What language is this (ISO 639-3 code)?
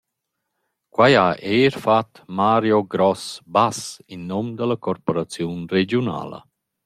roh